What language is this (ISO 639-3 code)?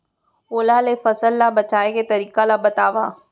hne